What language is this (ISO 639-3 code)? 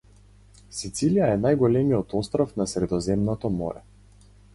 mkd